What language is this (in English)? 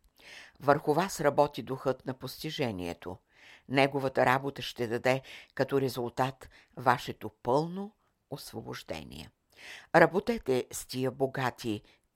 Bulgarian